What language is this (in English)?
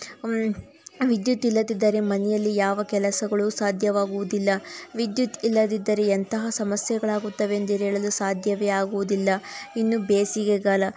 Kannada